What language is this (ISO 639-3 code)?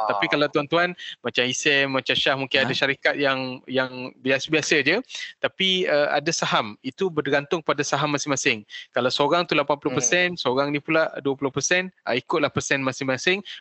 msa